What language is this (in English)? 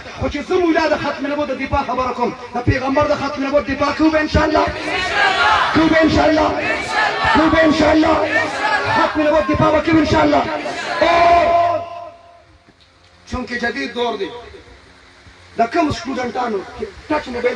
Turkish